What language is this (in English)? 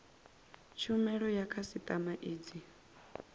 Venda